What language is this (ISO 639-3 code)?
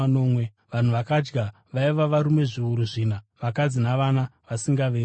sna